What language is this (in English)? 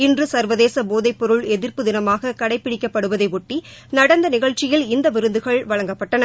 Tamil